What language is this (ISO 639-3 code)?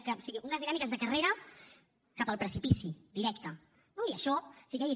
cat